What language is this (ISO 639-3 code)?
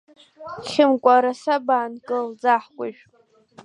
abk